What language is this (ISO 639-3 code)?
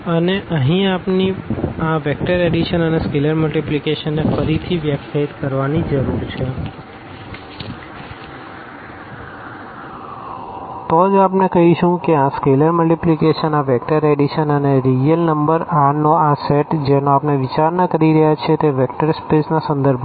guj